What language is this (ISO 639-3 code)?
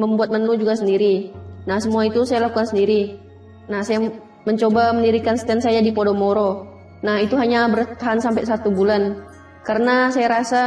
ind